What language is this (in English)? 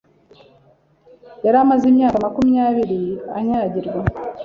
Kinyarwanda